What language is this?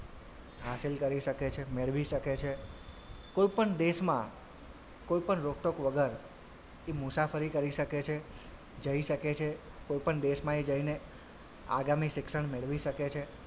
Gujarati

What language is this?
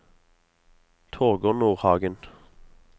Norwegian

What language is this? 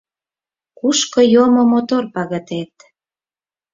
Mari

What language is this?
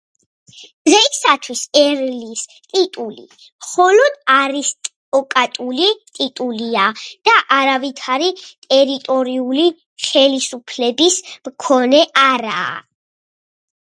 Georgian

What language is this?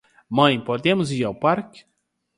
Portuguese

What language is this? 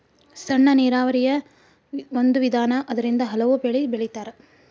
Kannada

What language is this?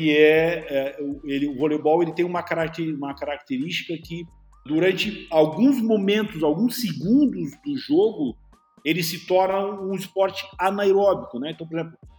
Portuguese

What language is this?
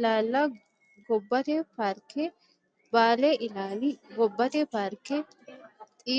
Sidamo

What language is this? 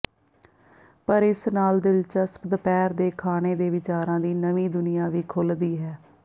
Punjabi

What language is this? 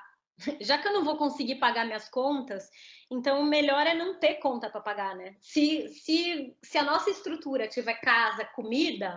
Portuguese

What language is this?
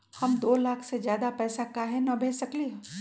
Magahi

